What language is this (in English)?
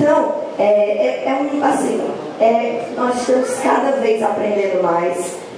Portuguese